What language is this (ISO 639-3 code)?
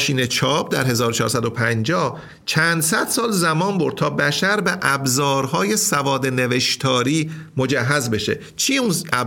fas